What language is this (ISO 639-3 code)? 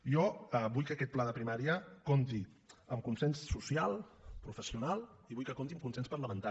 cat